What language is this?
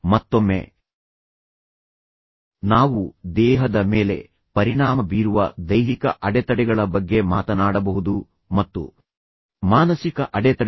Kannada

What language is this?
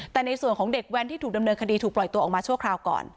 Thai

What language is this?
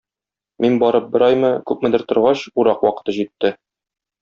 Tatar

